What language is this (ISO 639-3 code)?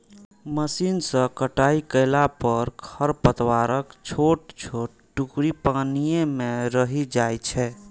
mai